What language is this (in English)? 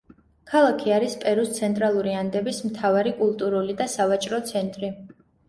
Georgian